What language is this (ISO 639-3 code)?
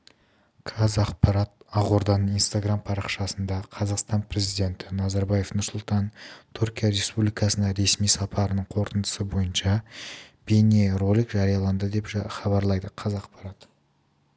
kaz